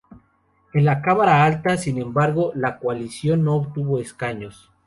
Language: Spanish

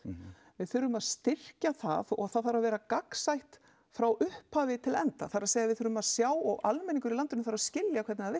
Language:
Icelandic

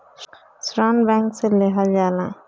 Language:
Bhojpuri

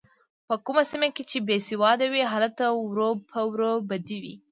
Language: Pashto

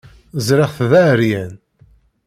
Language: Kabyle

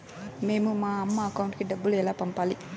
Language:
Telugu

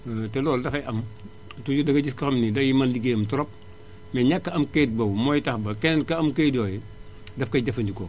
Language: Wolof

